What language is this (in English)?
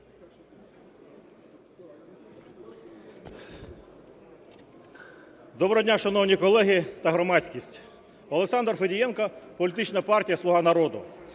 Ukrainian